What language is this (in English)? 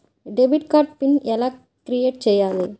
Telugu